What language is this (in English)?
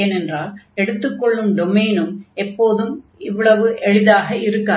Tamil